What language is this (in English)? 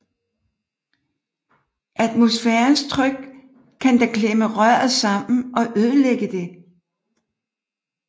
Danish